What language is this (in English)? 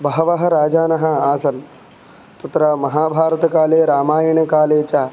Sanskrit